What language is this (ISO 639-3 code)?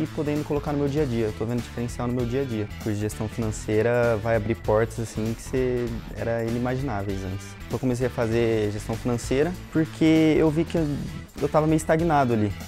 por